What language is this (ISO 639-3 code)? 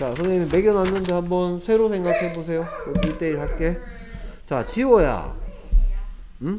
kor